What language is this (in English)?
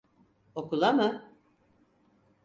Turkish